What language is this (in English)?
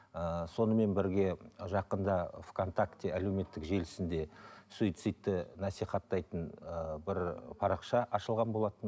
Kazakh